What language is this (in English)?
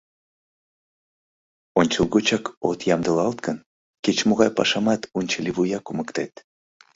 Mari